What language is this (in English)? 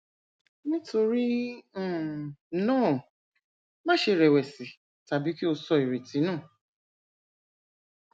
Yoruba